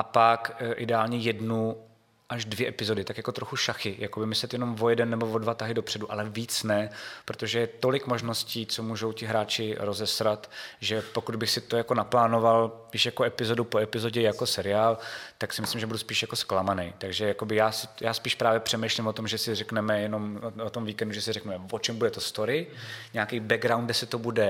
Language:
Czech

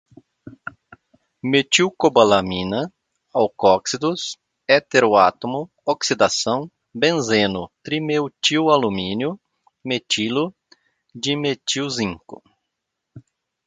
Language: Portuguese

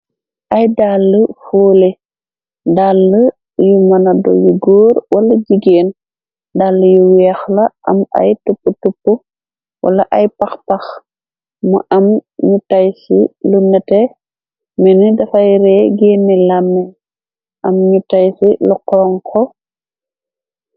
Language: Wolof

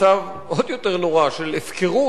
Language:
Hebrew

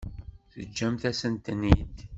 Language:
Kabyle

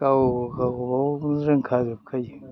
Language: Bodo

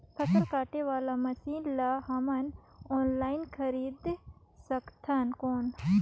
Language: Chhattisgarhi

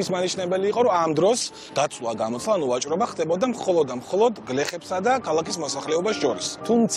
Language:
Turkish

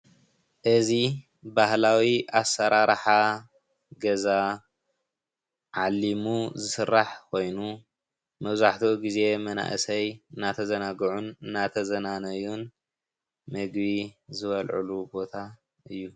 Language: Tigrinya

